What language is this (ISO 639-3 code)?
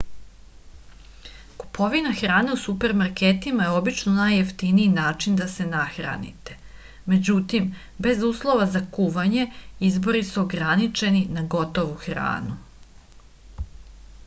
srp